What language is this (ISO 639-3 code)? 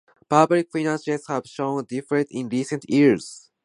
eng